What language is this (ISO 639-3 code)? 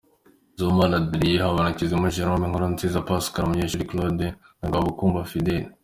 kin